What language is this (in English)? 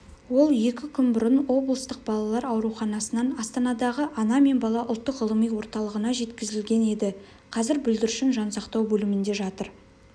Kazakh